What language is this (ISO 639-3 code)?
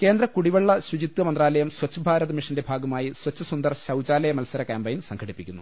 mal